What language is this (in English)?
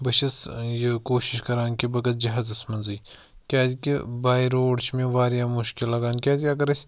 Kashmiri